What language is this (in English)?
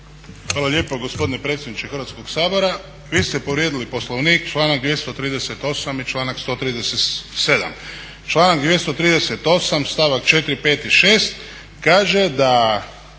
Croatian